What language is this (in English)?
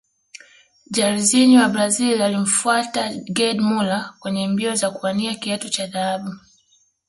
Swahili